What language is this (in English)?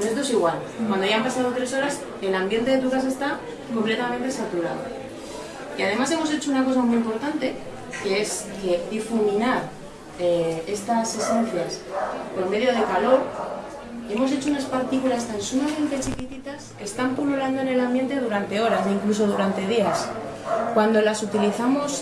Spanish